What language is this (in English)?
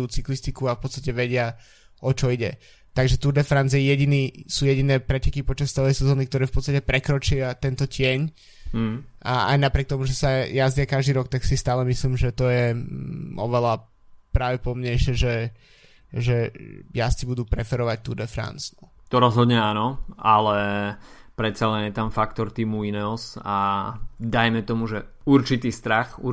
Slovak